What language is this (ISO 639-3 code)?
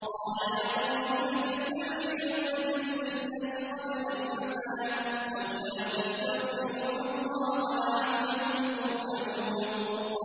ara